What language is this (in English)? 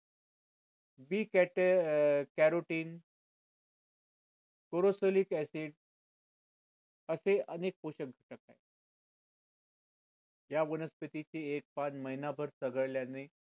Marathi